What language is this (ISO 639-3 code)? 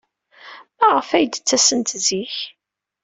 kab